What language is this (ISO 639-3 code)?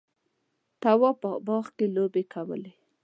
pus